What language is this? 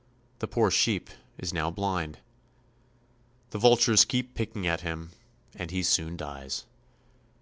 English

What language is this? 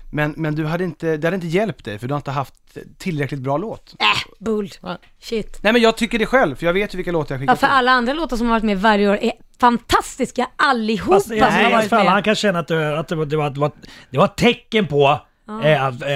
Swedish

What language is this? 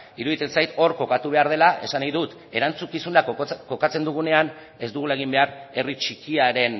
Basque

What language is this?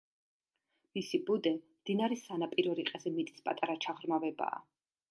Georgian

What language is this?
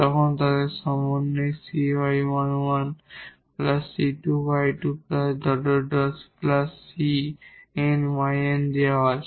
Bangla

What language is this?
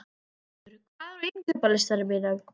Icelandic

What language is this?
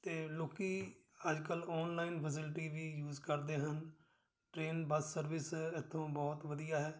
Punjabi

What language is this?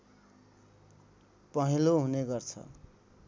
Nepali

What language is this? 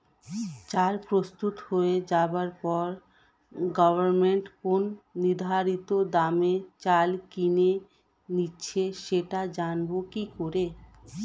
Bangla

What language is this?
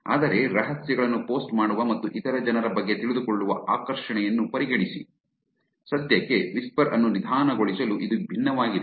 Kannada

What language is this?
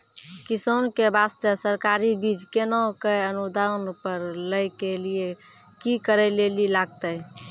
Maithili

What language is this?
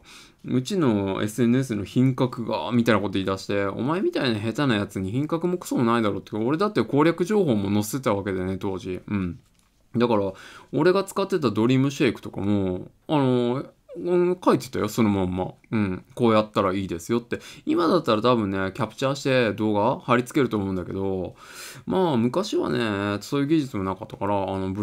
Japanese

